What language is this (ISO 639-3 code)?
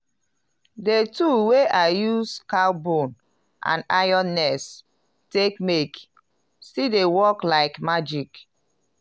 pcm